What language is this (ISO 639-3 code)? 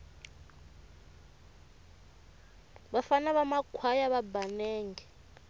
tso